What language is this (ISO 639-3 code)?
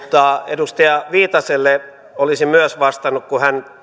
fin